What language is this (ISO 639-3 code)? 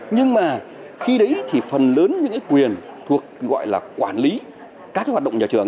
vie